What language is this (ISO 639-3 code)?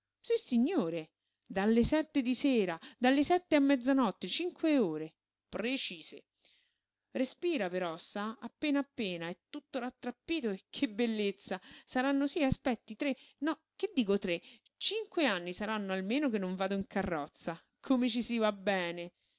ita